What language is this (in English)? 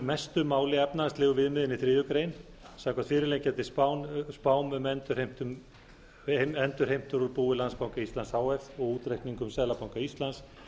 Icelandic